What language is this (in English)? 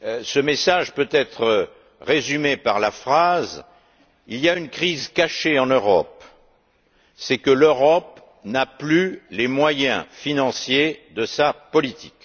French